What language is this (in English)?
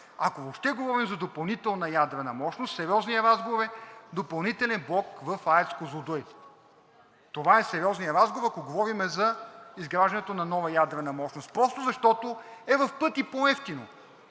Bulgarian